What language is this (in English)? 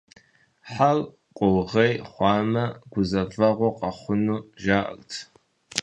Kabardian